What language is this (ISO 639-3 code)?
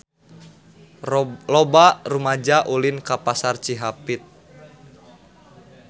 sun